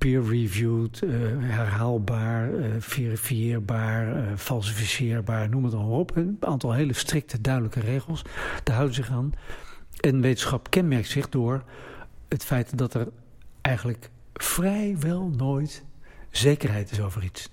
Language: Dutch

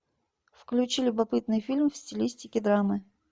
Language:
Russian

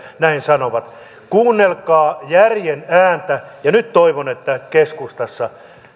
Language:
Finnish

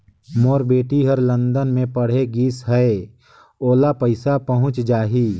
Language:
Chhattisgarhi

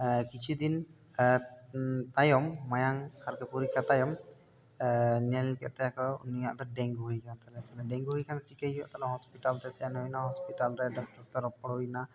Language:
Santali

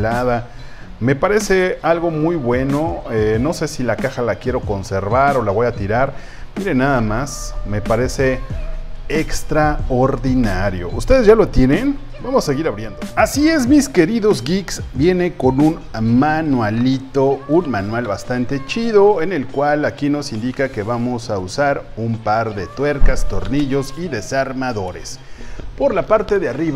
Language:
Spanish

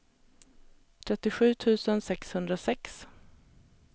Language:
Swedish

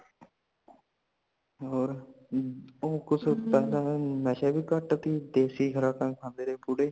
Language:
Punjabi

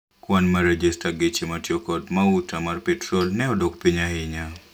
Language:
Luo (Kenya and Tanzania)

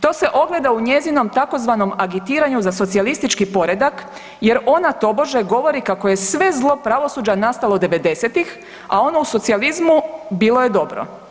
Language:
Croatian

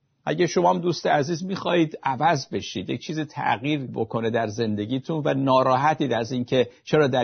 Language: Persian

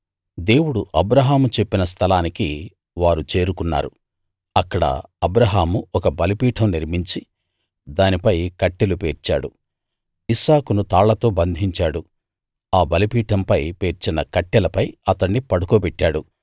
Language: Telugu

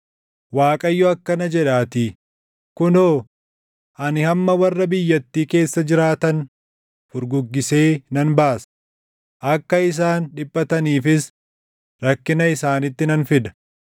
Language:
Oromo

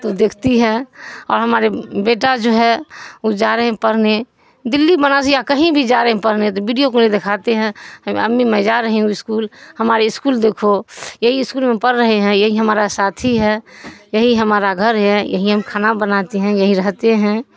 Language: Urdu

